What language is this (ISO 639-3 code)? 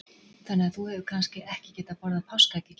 isl